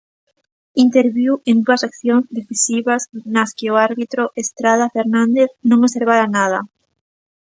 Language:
Galician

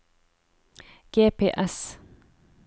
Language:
Norwegian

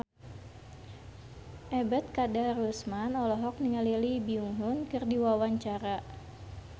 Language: Sundanese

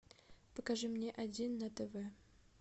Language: Russian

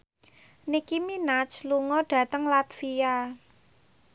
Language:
Javanese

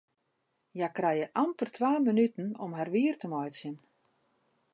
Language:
Western Frisian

